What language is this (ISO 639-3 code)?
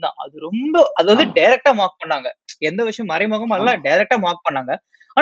tam